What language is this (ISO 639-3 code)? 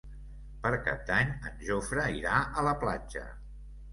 cat